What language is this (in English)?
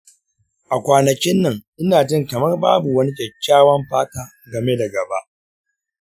Hausa